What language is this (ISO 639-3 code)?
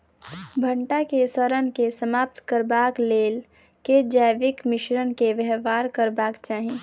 mai